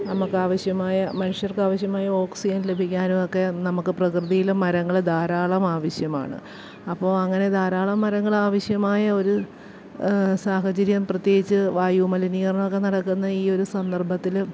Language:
Malayalam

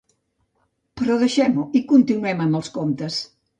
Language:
Catalan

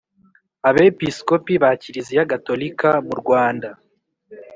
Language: Kinyarwanda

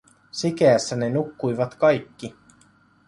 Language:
Finnish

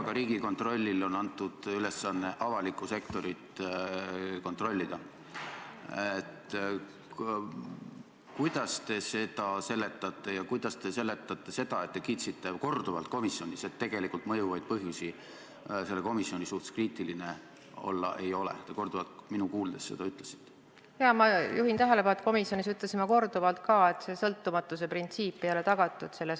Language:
Estonian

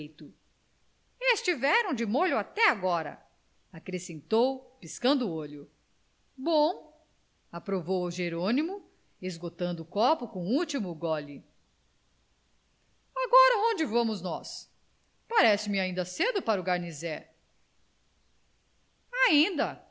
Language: Portuguese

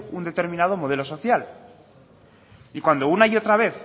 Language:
Spanish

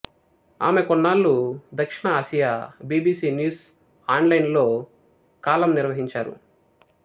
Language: Telugu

